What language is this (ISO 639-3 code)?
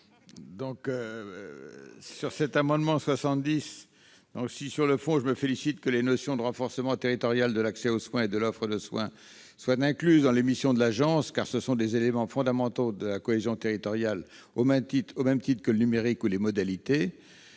fra